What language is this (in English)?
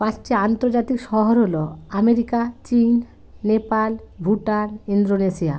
Bangla